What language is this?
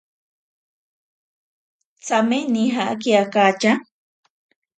Ashéninka Perené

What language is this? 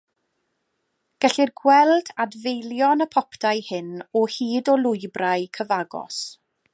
Welsh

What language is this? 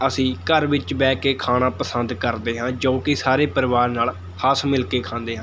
Punjabi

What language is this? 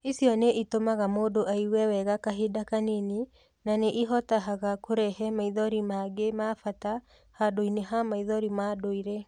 Kikuyu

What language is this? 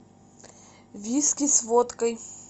Russian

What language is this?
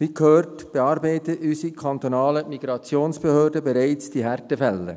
Swiss German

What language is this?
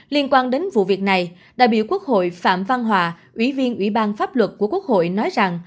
Vietnamese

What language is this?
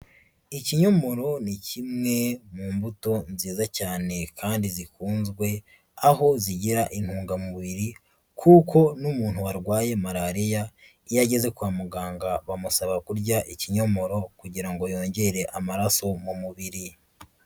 Kinyarwanda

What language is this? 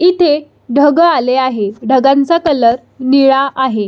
Marathi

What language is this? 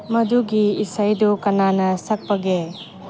Manipuri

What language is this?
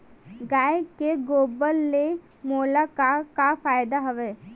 Chhattisgarhi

